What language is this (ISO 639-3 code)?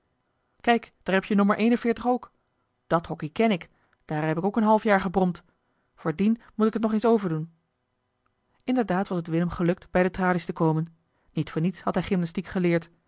nld